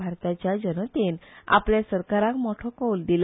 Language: Konkani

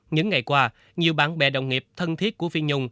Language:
Vietnamese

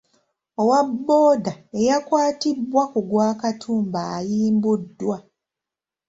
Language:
Ganda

